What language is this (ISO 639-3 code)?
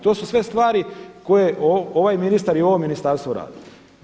hrv